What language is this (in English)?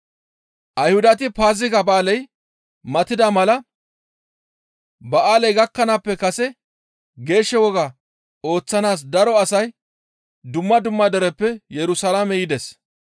Gamo